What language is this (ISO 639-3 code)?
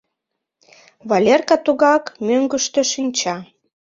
chm